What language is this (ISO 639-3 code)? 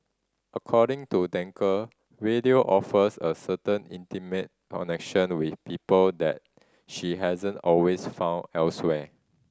eng